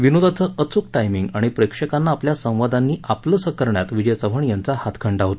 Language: Marathi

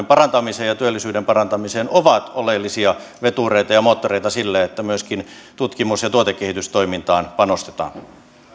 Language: Finnish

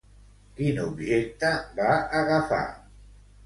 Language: Catalan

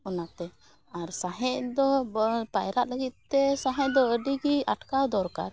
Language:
Santali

